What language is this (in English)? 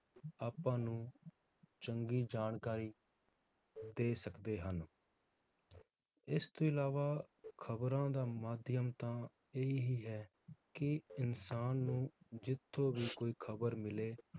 Punjabi